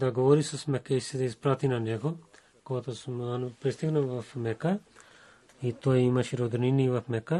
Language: Bulgarian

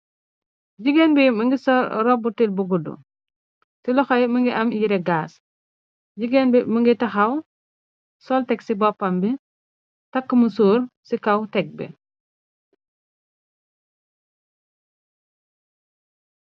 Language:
Wolof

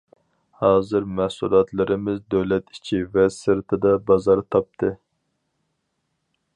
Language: Uyghur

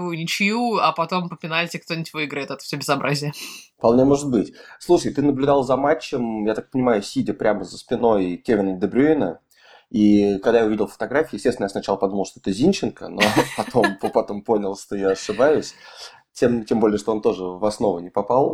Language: Russian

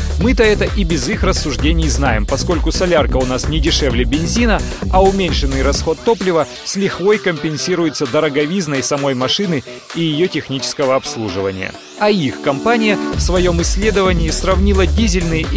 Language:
Russian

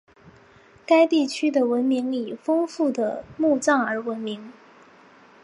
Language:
Chinese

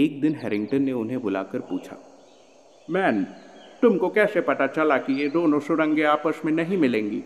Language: Hindi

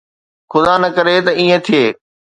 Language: Sindhi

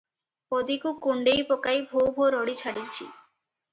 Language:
Odia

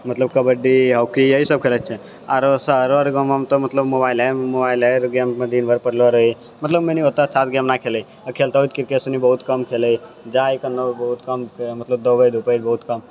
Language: Maithili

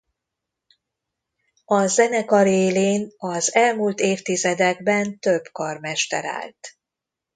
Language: Hungarian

